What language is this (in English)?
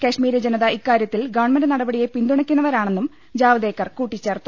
Malayalam